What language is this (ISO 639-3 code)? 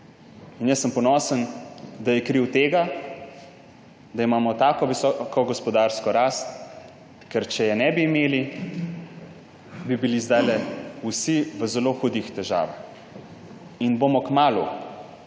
slv